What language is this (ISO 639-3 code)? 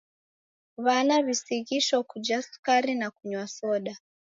dav